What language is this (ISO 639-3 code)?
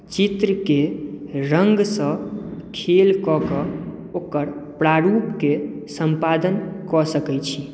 mai